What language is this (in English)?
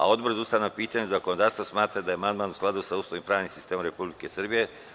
Serbian